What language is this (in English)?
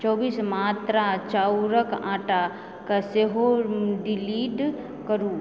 Maithili